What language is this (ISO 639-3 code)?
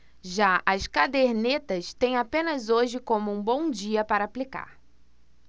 por